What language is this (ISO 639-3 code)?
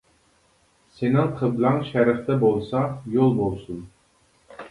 uig